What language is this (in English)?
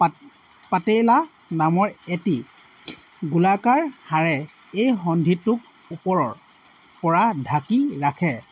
Assamese